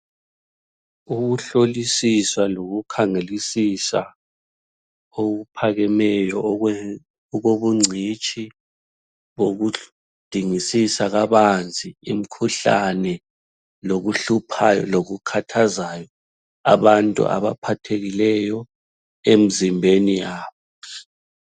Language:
North Ndebele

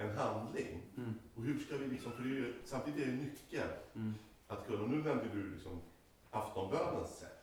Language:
Swedish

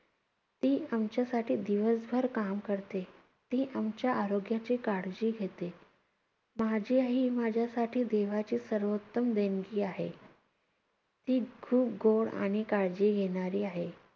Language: Marathi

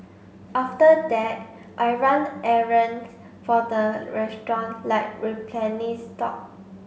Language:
English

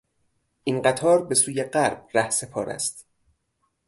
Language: Persian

